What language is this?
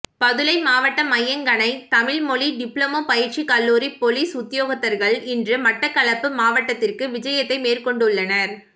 Tamil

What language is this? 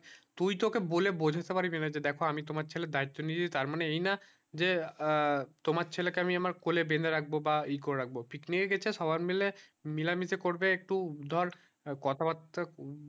Bangla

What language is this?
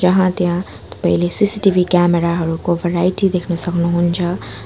Nepali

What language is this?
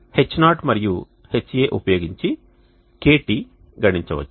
Telugu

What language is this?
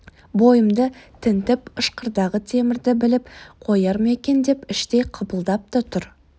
Kazakh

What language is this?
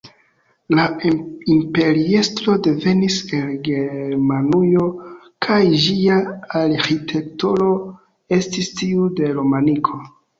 Esperanto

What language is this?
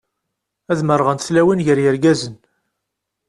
Kabyle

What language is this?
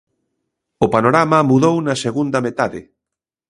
Galician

